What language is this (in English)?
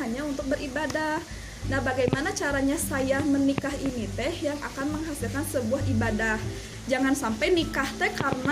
Indonesian